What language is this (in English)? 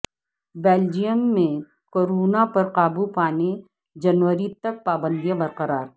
Urdu